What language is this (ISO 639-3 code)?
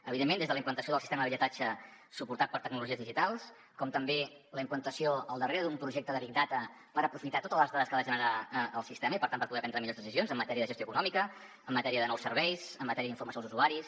cat